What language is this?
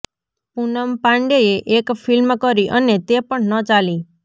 Gujarati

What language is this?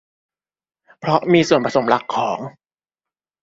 Thai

